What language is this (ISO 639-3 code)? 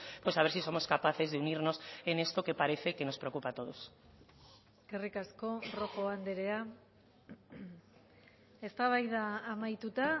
spa